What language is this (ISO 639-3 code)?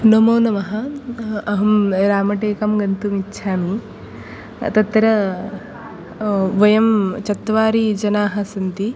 san